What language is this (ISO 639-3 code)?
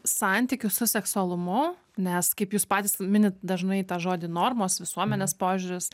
lit